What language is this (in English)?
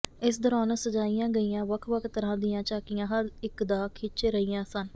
Punjabi